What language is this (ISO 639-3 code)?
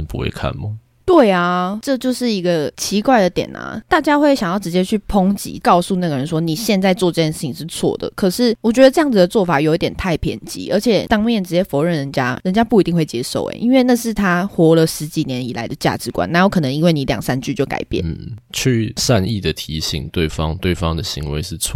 zho